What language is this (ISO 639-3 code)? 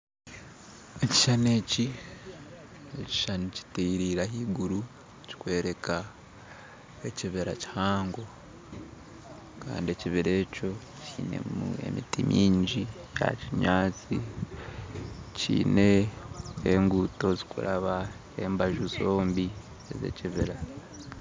nyn